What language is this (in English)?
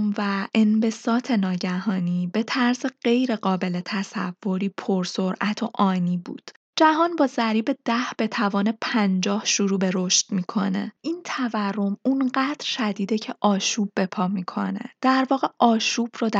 Persian